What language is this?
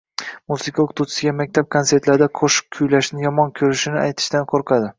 Uzbek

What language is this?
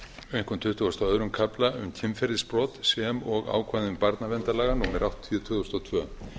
Icelandic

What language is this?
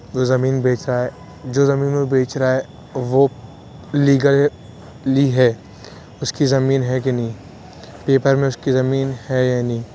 Urdu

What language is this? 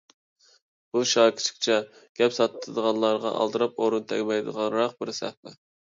Uyghur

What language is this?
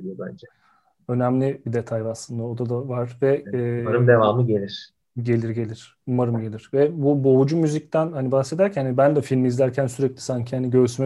Turkish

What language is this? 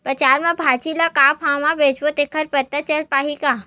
Chhattisgarhi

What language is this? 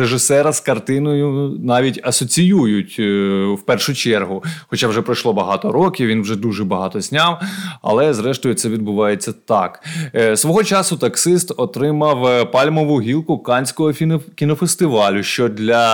Ukrainian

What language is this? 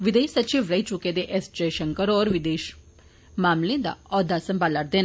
Dogri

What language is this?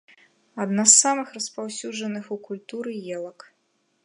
Belarusian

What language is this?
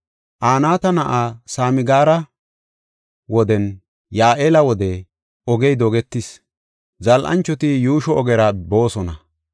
Gofa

